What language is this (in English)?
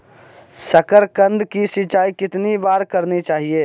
Magahi